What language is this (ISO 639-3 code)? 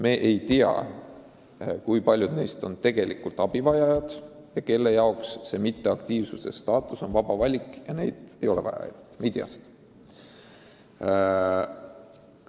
est